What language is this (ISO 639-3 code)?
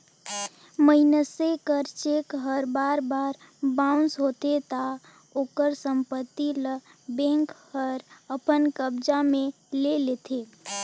hne